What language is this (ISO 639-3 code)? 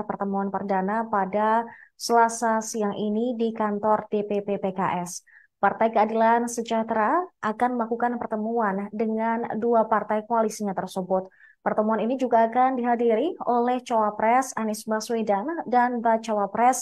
ind